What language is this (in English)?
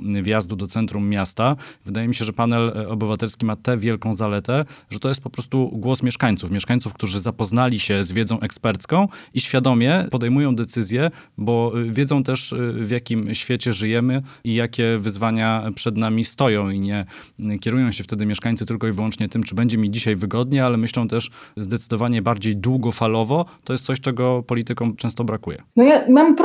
Polish